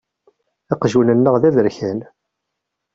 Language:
Kabyle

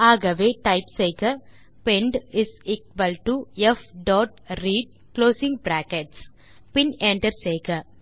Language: Tamil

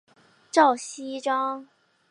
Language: Chinese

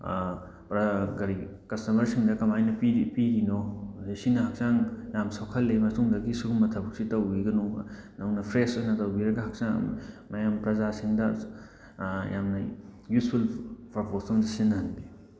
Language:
Manipuri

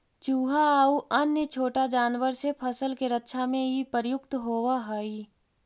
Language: Magahi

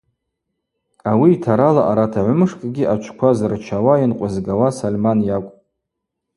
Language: Abaza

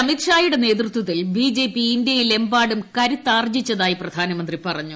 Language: Malayalam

